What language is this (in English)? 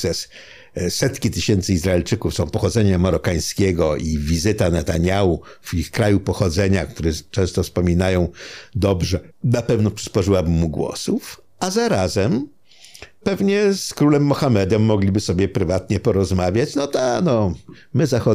Polish